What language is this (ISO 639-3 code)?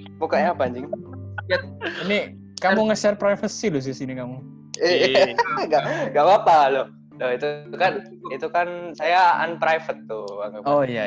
ind